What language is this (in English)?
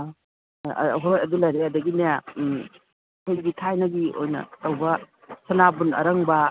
Manipuri